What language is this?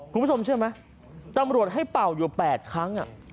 Thai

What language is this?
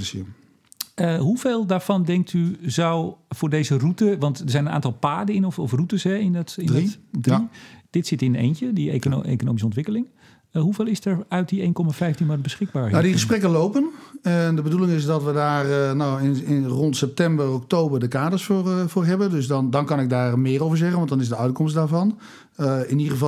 Dutch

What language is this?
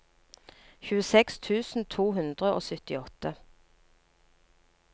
Norwegian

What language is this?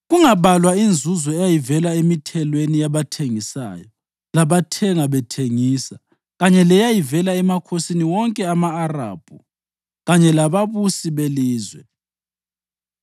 North Ndebele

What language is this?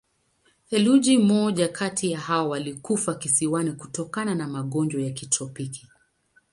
Swahili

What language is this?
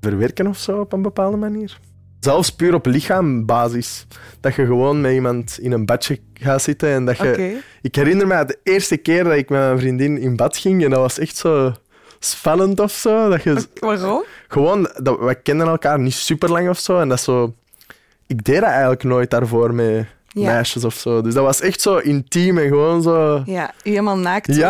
Dutch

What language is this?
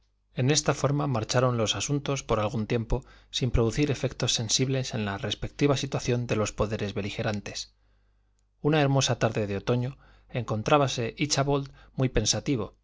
Spanish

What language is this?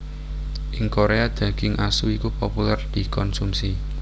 Javanese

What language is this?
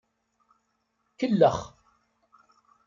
Kabyle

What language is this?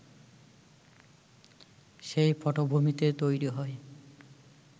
Bangla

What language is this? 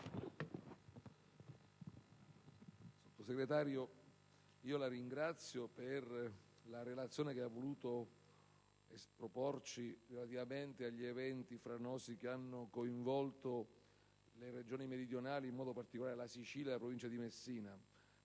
Italian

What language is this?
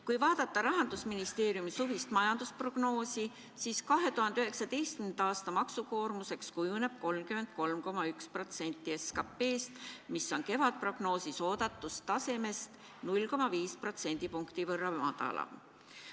Estonian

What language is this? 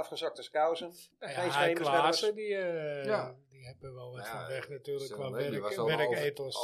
Dutch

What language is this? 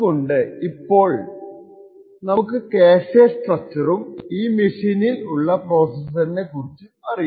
Malayalam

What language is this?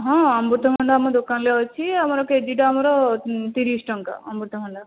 Odia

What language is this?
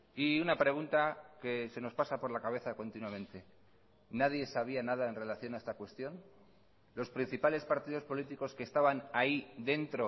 Spanish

